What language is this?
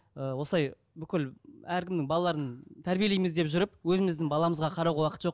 Kazakh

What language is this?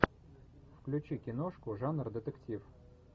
Russian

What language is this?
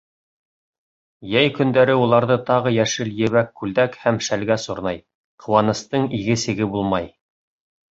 Bashkir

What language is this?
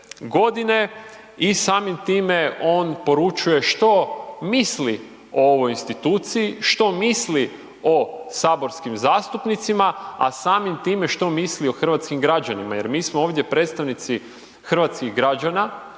Croatian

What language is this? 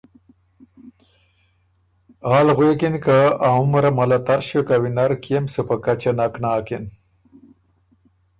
Ormuri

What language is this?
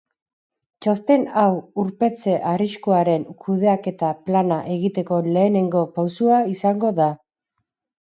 Basque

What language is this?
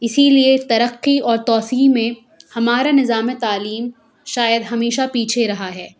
Urdu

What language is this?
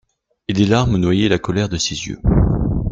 French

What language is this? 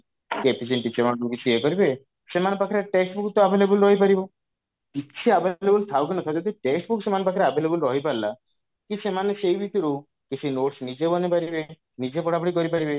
Odia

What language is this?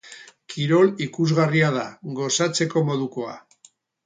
Basque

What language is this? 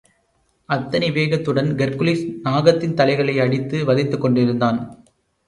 Tamil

